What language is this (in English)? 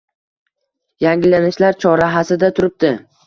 Uzbek